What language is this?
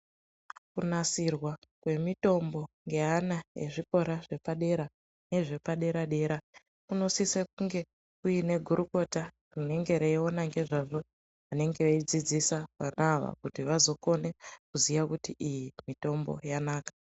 Ndau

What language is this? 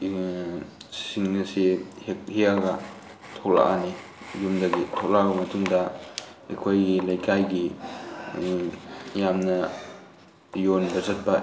Manipuri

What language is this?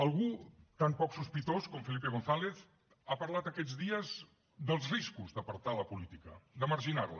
Catalan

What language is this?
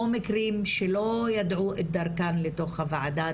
Hebrew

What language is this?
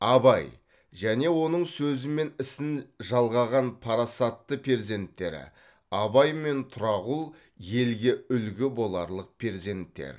Kazakh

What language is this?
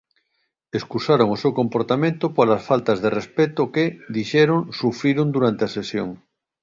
Galician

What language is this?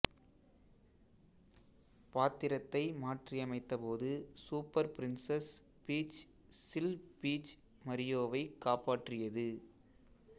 Tamil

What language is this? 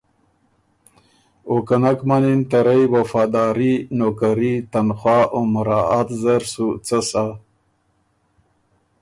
Ormuri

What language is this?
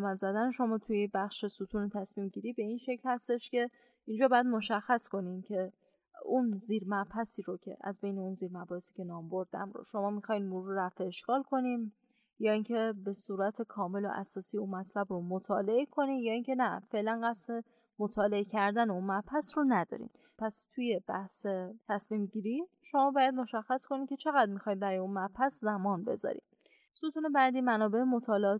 Persian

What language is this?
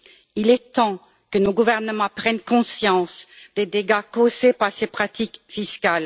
French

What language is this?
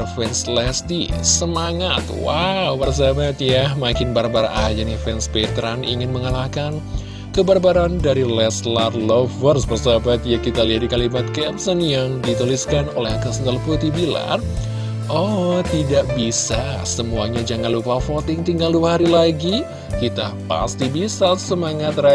Indonesian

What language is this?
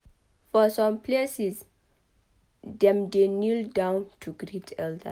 Nigerian Pidgin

